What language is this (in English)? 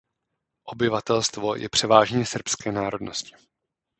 Czech